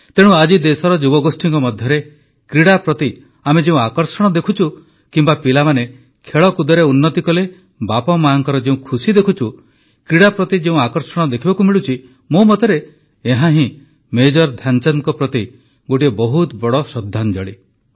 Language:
Odia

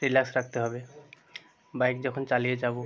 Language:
Bangla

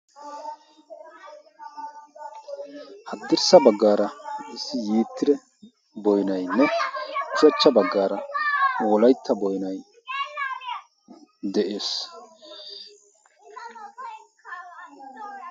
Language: Wolaytta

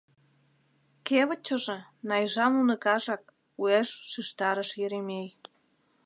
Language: Mari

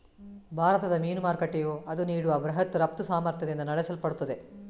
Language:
Kannada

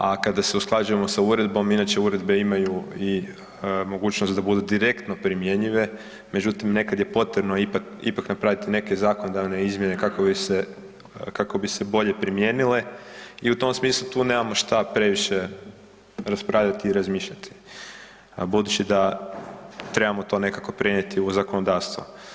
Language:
Croatian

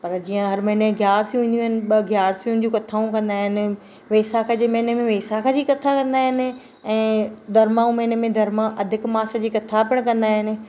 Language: Sindhi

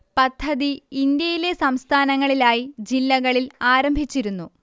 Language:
Malayalam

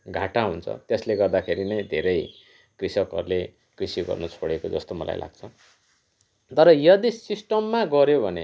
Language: Nepali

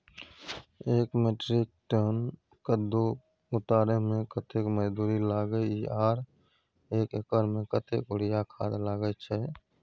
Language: Maithili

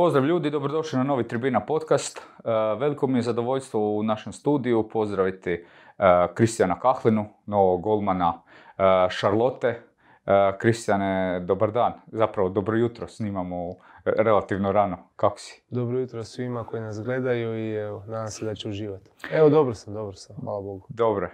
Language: Croatian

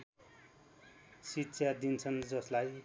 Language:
Nepali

